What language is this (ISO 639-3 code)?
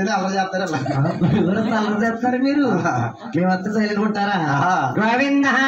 tha